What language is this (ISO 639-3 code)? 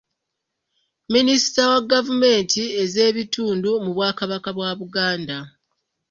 lug